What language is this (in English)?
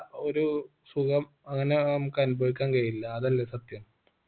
Malayalam